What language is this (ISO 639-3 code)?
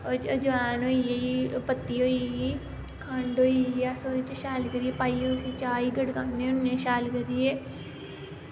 doi